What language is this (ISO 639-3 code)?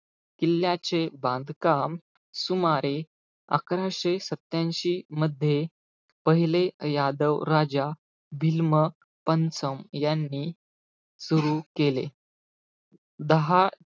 mar